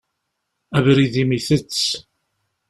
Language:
Kabyle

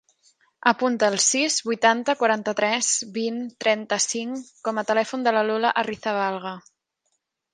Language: Catalan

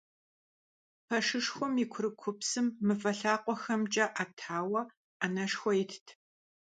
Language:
Kabardian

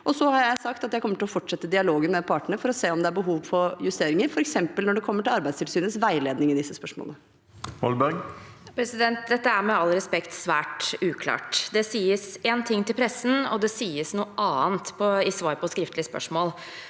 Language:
Norwegian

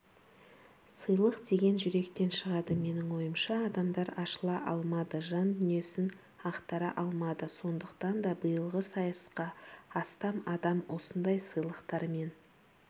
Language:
Kazakh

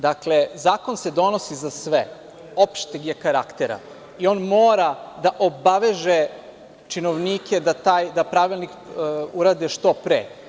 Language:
Serbian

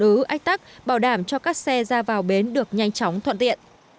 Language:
Vietnamese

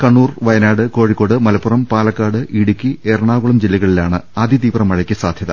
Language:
Malayalam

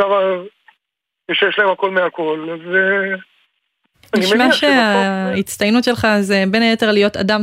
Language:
Hebrew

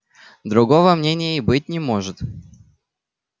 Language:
Russian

